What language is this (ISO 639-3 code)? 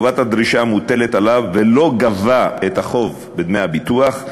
heb